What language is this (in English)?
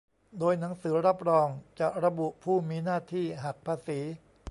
Thai